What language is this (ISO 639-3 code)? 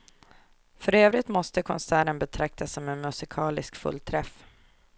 swe